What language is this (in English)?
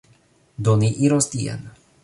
Esperanto